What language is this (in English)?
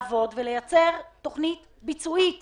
Hebrew